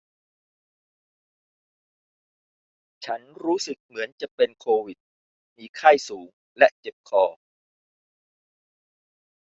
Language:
Thai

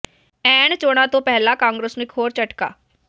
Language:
Punjabi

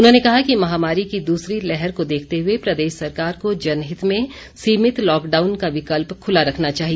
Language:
Hindi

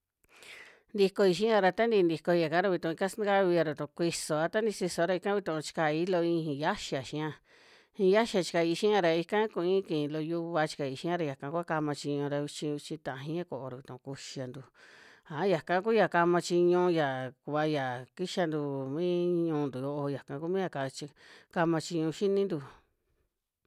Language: Western Juxtlahuaca Mixtec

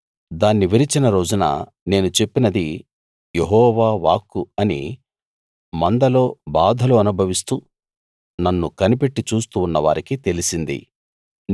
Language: Telugu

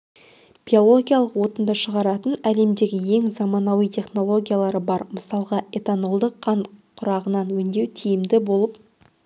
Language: Kazakh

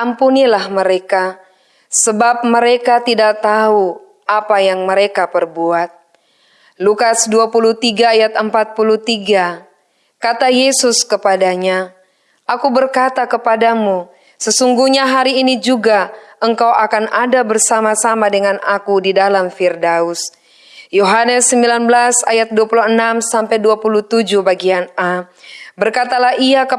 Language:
Indonesian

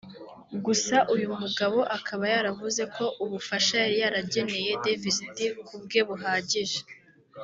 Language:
Kinyarwanda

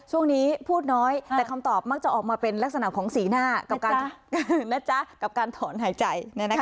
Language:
Thai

